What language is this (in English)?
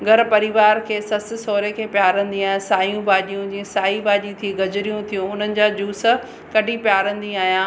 Sindhi